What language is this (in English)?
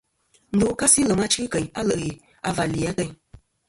Kom